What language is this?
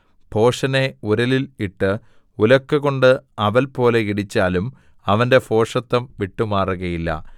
Malayalam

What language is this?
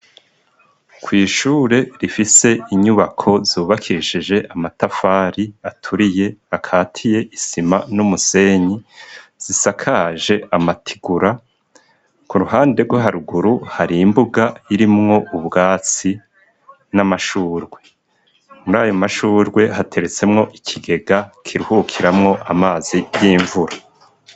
Rundi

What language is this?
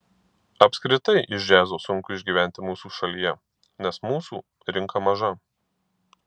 Lithuanian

